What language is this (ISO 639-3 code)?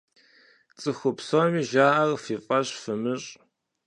kbd